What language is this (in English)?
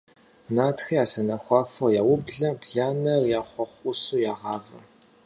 Kabardian